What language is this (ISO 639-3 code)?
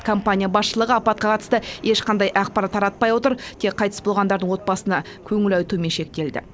kaz